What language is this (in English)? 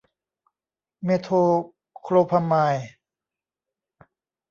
Thai